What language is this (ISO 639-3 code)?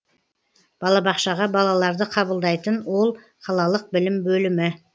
kaz